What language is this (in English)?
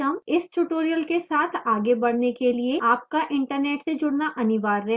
Hindi